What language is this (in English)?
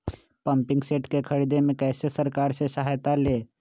Magahi